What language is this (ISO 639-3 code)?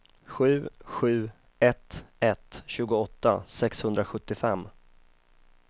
swe